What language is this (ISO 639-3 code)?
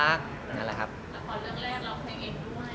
tha